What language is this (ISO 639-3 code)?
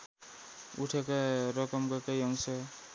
nep